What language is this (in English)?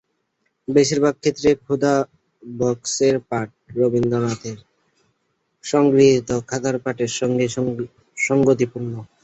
Bangla